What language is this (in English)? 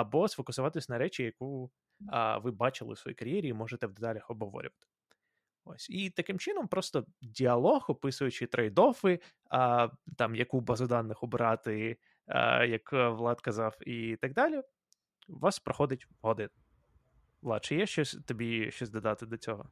Ukrainian